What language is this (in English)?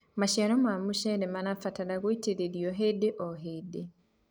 Kikuyu